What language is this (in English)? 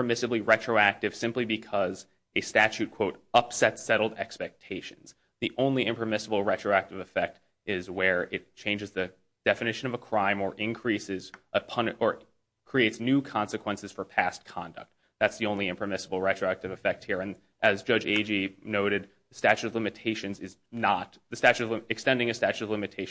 English